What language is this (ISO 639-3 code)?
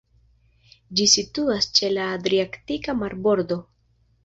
epo